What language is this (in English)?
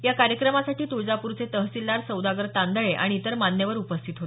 Marathi